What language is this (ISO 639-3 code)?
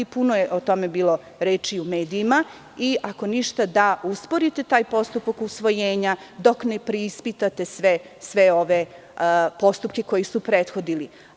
srp